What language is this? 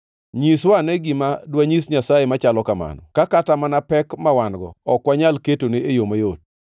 Luo (Kenya and Tanzania)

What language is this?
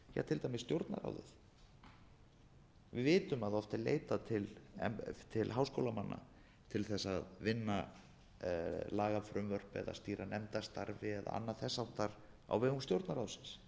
Icelandic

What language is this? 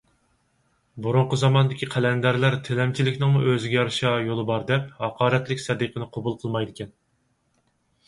Uyghur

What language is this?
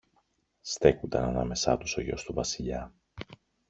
Greek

